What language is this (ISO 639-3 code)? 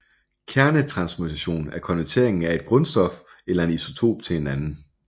dan